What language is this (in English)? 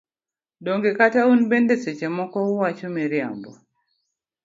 Luo (Kenya and Tanzania)